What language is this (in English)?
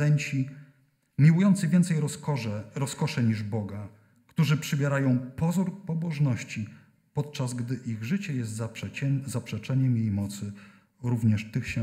Polish